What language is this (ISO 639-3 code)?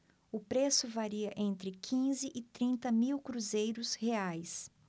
por